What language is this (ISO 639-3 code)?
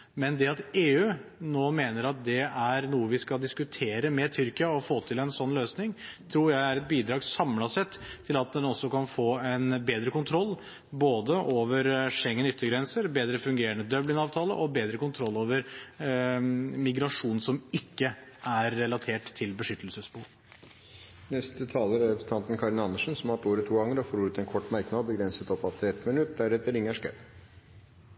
nob